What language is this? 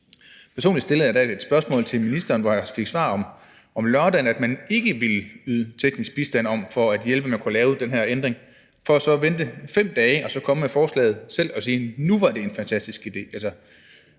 Danish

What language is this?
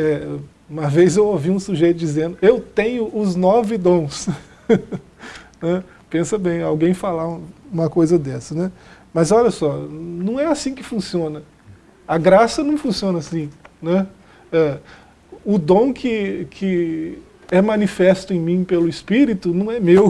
Portuguese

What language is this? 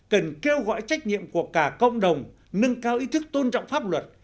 Vietnamese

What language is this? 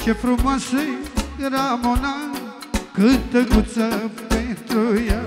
Romanian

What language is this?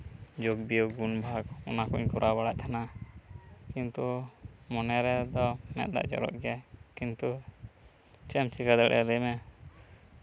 Santali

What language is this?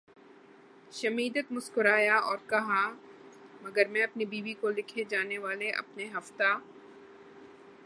Urdu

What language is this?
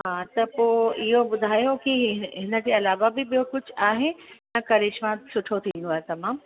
Sindhi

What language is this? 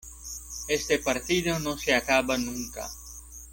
Spanish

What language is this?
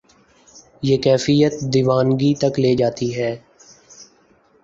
Urdu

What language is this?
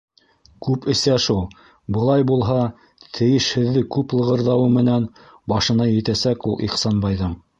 Bashkir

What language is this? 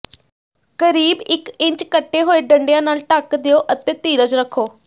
Punjabi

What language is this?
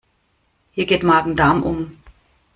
German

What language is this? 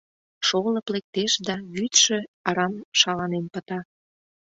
Mari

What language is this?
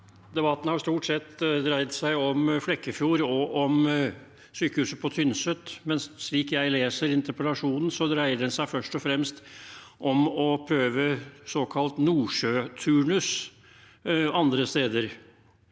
Norwegian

